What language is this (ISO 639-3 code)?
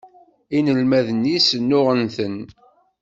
kab